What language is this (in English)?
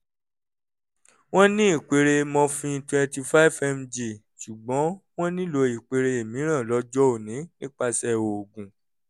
Yoruba